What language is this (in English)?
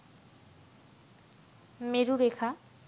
Bangla